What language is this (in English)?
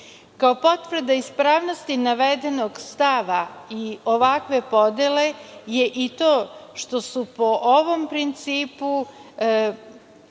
Serbian